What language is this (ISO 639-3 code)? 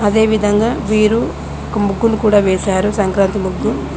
tel